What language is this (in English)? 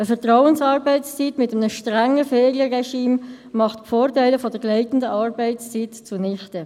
Swiss German